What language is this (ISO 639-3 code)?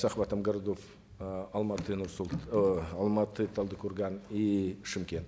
kaz